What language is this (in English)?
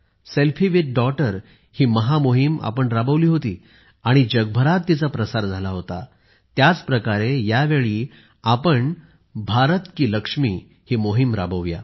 Marathi